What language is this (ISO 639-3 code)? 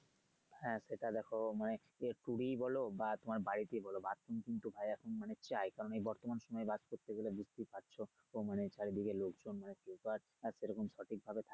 ben